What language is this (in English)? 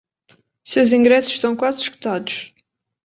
Portuguese